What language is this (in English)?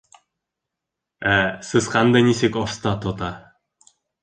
Bashkir